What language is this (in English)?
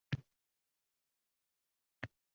Uzbek